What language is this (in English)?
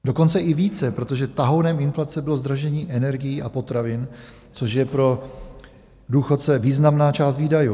Czech